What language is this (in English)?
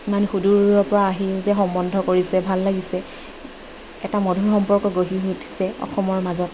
Assamese